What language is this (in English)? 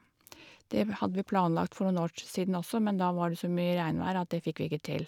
Norwegian